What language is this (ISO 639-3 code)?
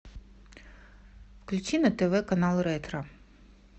rus